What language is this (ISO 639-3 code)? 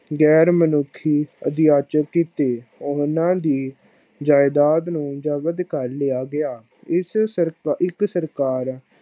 pan